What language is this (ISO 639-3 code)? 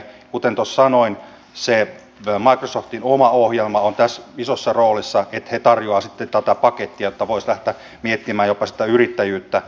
fin